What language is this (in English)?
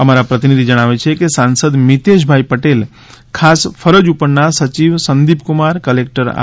Gujarati